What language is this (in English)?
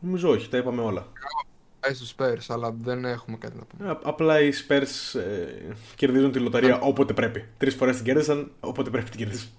Greek